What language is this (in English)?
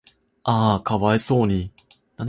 Japanese